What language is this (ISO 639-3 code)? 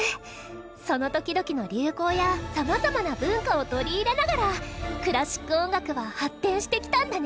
jpn